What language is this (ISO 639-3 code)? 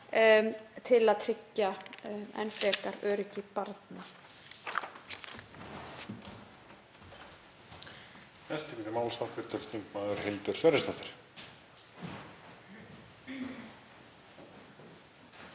isl